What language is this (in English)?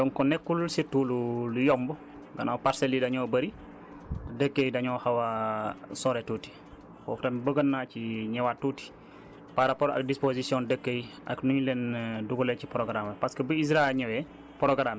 Wolof